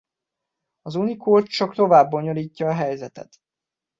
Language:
Hungarian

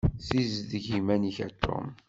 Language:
Kabyle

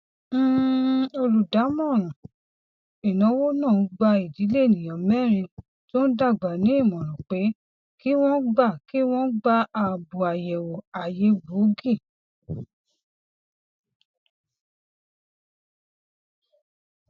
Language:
Yoruba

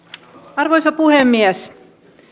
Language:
Finnish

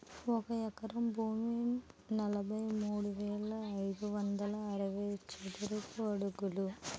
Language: Telugu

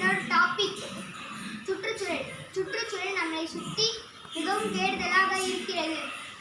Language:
Tamil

